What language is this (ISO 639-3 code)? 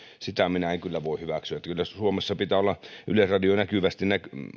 fin